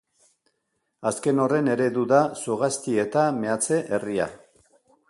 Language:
Basque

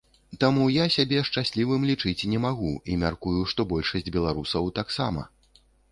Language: Belarusian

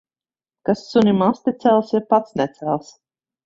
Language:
Latvian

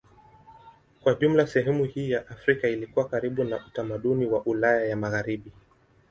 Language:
Swahili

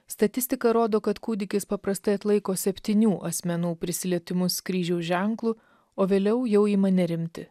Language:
Lithuanian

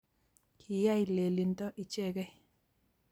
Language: Kalenjin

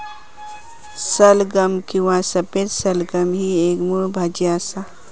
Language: Marathi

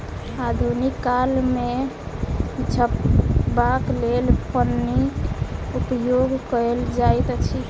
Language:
Maithili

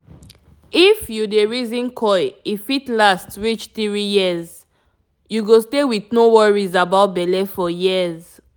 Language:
Nigerian Pidgin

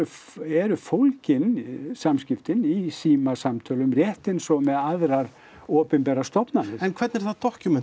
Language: Icelandic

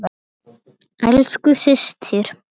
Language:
Icelandic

